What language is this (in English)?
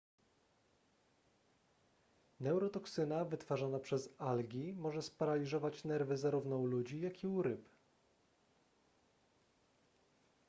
Polish